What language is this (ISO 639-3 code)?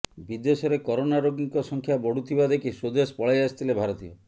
ori